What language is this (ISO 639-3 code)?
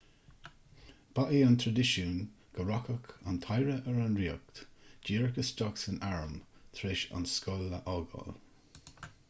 gle